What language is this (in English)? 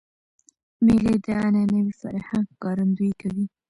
Pashto